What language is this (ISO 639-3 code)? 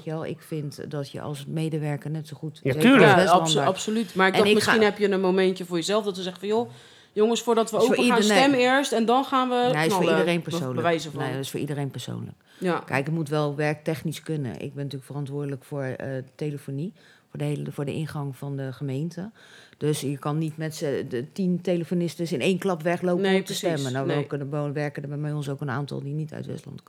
nld